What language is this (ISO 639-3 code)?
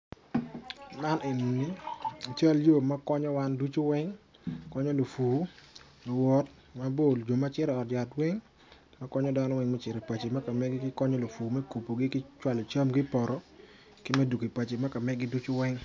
ach